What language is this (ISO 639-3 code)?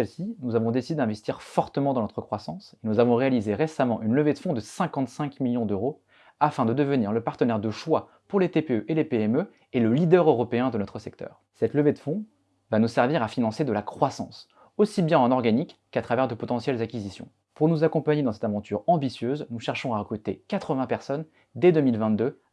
fra